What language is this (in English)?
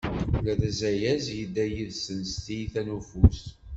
Kabyle